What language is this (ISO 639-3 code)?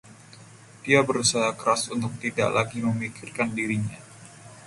ind